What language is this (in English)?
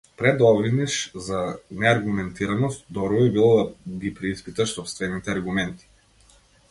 Macedonian